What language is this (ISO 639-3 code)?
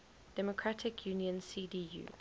eng